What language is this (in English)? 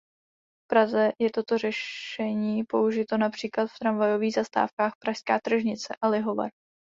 Czech